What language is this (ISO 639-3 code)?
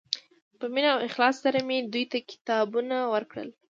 pus